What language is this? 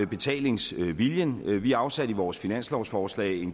Danish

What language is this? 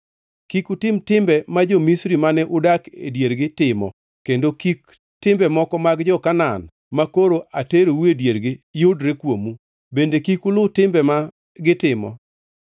Luo (Kenya and Tanzania)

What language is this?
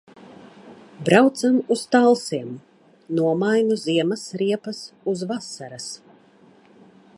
Latvian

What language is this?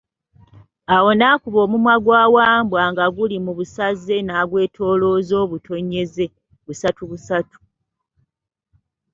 Ganda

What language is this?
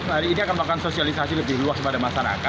Indonesian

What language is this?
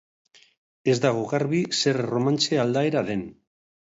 Basque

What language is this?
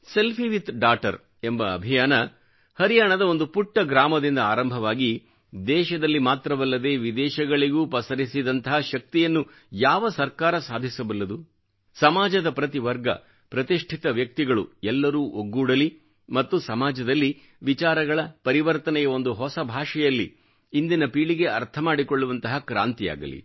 Kannada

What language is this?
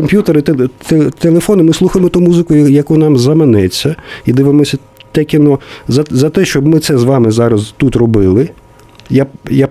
Ukrainian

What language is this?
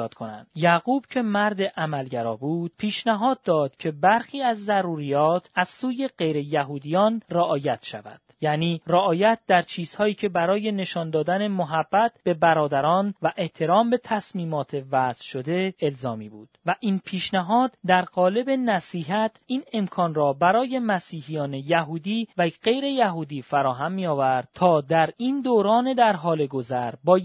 Persian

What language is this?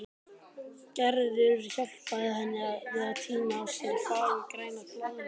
Icelandic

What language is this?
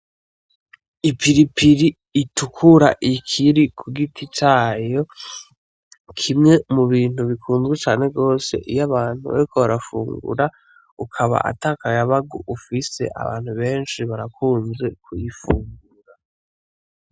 Rundi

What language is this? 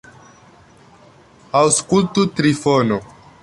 Esperanto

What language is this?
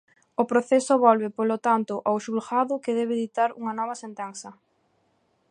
Galician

